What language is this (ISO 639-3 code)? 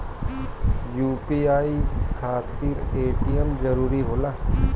bho